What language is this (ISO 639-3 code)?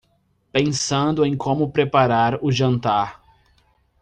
por